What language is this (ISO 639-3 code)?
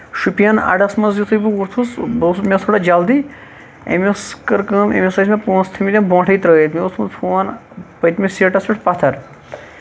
kas